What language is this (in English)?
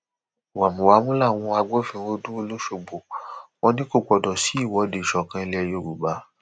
Yoruba